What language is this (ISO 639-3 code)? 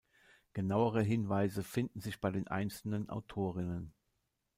deu